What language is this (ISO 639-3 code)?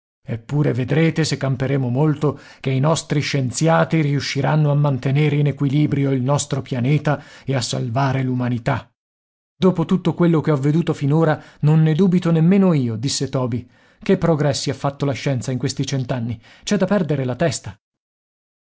ita